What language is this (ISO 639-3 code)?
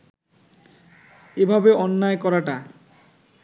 ben